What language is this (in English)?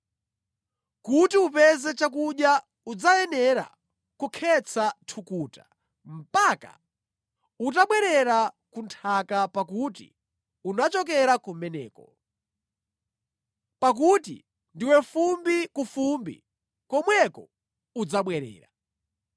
Nyanja